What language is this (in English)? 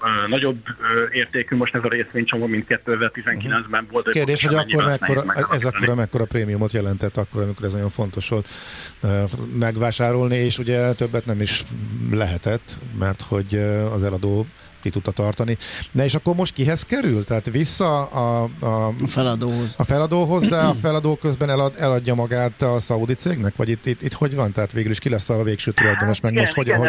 Hungarian